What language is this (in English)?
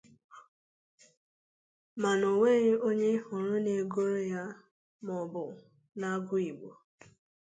Igbo